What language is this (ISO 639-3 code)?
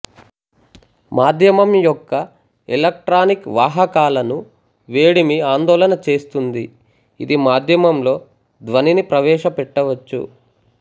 tel